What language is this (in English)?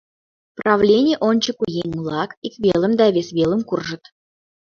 Mari